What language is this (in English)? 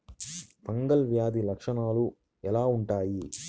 Telugu